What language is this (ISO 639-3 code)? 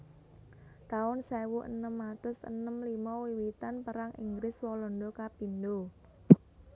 jav